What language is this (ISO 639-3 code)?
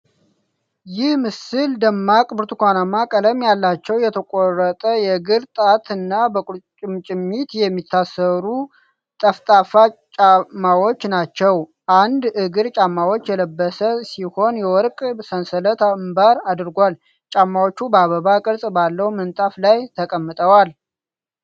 amh